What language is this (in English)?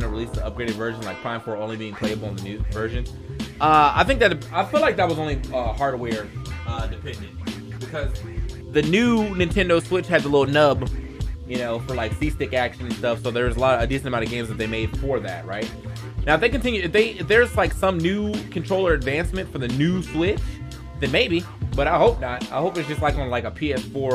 English